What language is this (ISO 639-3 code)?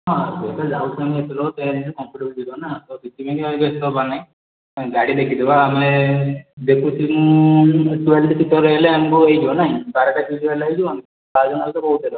ori